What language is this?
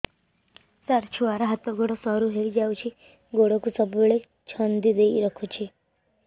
Odia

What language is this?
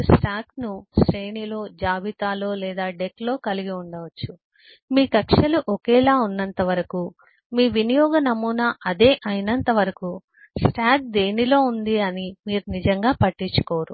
Telugu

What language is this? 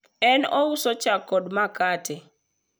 Luo (Kenya and Tanzania)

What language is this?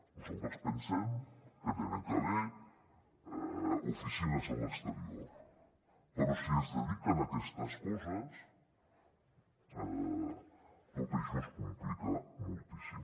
Catalan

